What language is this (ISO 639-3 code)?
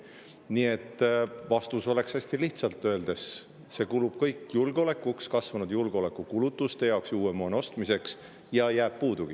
est